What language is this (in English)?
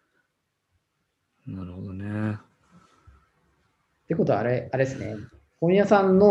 Japanese